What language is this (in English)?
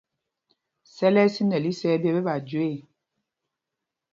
Mpumpong